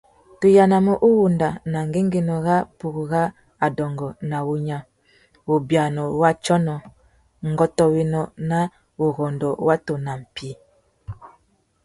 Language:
Tuki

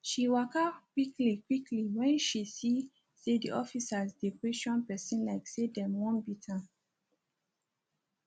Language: Nigerian Pidgin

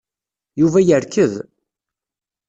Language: Kabyle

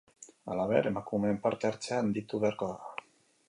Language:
Basque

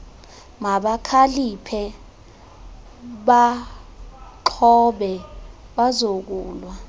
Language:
Xhosa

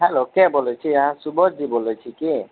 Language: Maithili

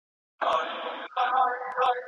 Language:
Pashto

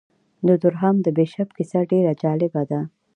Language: Pashto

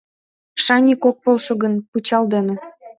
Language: Mari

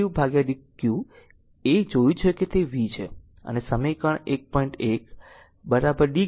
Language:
Gujarati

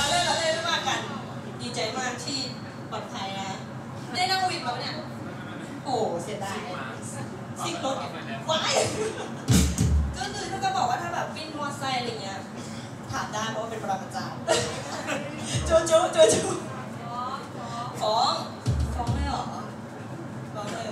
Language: Thai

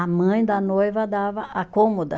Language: Portuguese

